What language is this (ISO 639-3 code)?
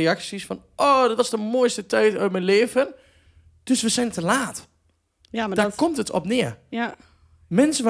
nld